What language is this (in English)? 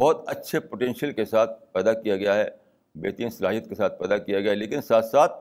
Urdu